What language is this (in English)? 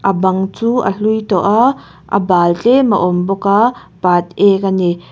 Mizo